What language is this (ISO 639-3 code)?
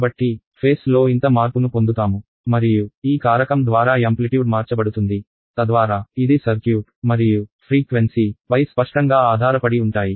tel